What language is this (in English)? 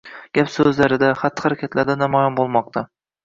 Uzbek